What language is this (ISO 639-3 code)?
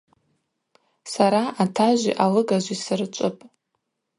abq